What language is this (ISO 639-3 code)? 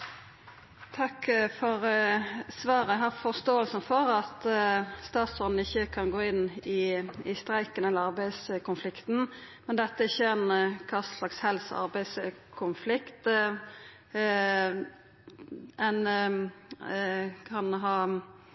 nno